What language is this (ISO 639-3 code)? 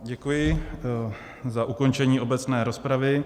ces